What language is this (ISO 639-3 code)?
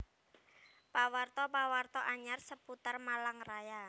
jav